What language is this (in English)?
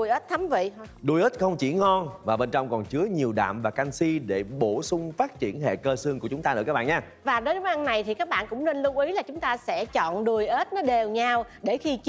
Vietnamese